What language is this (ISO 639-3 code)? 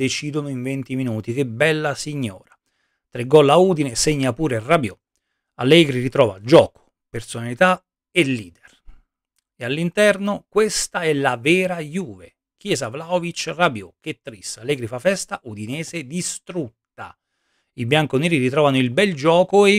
ita